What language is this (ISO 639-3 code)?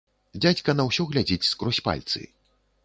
bel